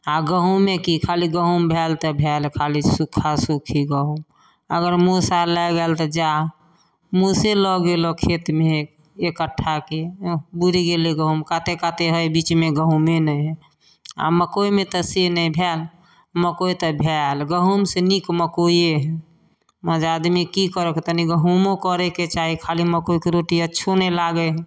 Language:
Maithili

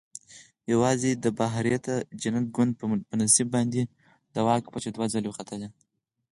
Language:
Pashto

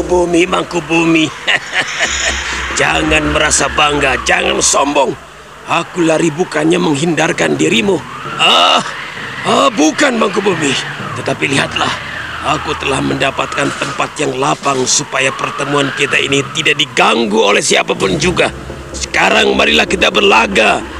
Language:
Indonesian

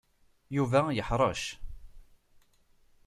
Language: Kabyle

